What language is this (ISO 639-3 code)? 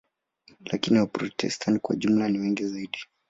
swa